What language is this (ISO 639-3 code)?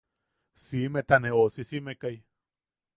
yaq